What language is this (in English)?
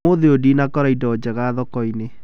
Kikuyu